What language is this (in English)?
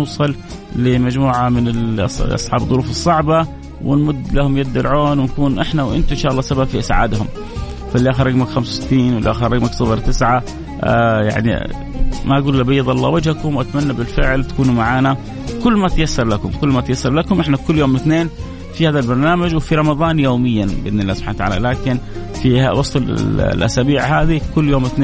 Arabic